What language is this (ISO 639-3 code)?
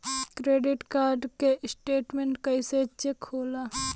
bho